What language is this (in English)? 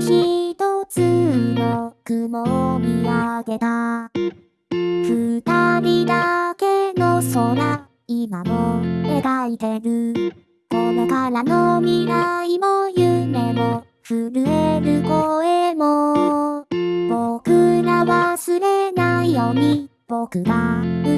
Korean